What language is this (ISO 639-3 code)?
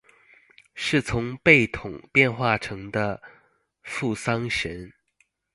zho